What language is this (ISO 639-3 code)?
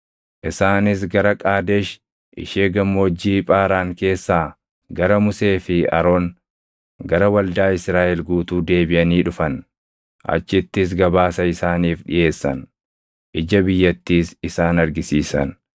orm